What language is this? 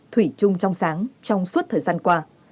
Vietnamese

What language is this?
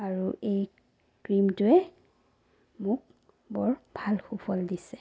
Assamese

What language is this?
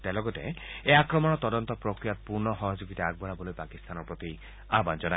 Assamese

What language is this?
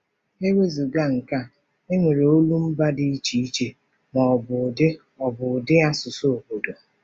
Igbo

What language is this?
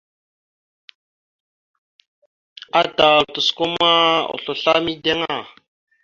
Mada (Cameroon)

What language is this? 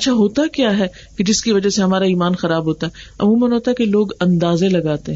Urdu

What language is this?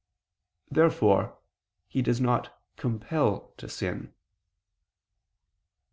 English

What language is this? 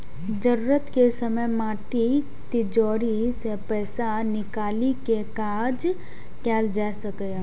Maithili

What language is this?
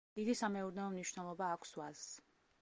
Georgian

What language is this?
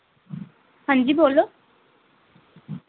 Dogri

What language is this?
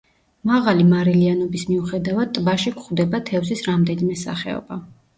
Georgian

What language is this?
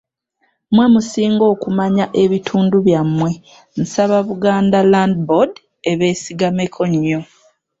Ganda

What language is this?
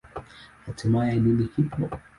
Swahili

